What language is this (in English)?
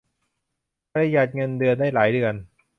Thai